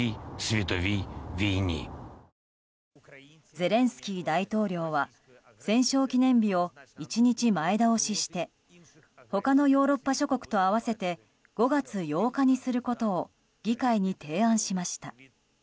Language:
Japanese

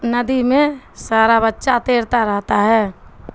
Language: Urdu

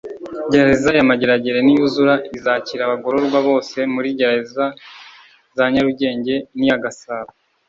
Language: Kinyarwanda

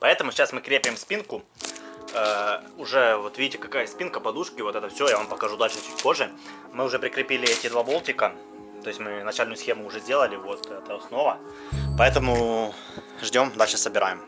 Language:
Russian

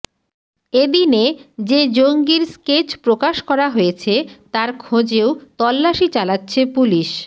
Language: Bangla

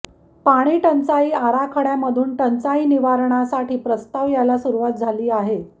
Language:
Marathi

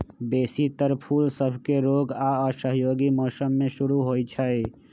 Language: Magahi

